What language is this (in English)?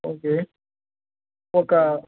Telugu